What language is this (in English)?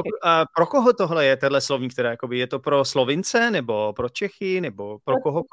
Czech